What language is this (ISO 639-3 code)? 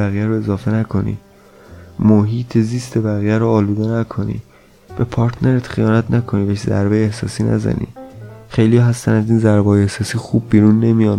fas